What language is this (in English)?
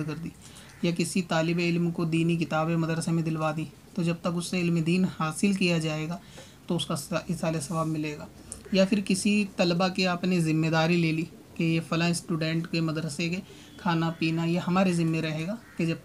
Hindi